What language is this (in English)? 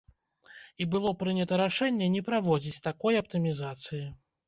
Belarusian